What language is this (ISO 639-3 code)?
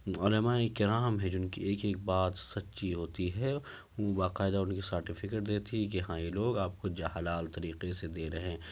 urd